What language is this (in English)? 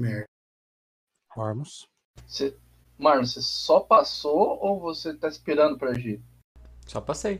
Portuguese